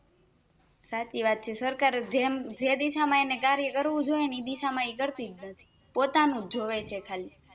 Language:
Gujarati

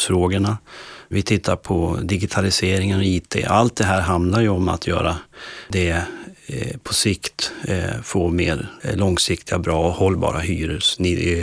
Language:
Swedish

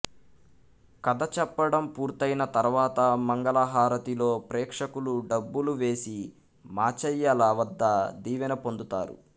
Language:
Telugu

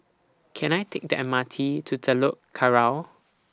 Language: English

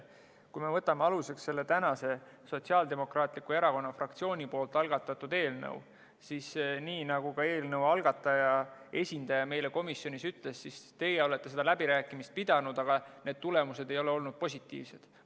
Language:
Estonian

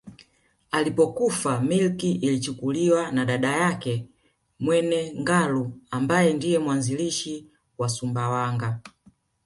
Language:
Swahili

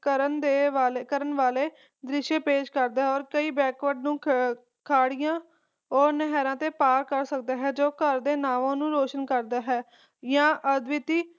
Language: Punjabi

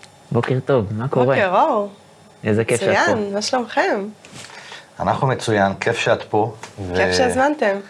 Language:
Hebrew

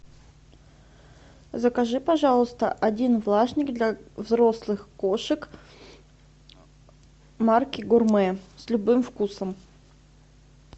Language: Russian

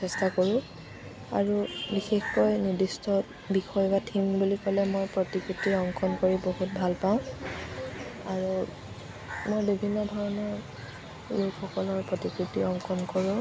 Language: Assamese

